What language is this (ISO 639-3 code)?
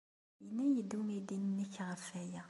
kab